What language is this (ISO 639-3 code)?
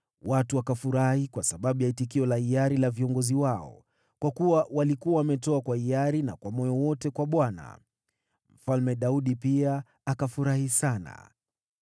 swa